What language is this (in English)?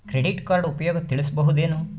Kannada